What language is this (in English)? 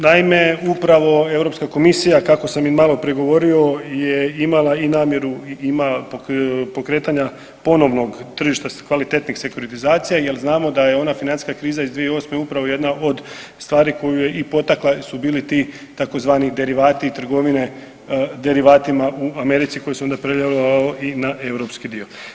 Croatian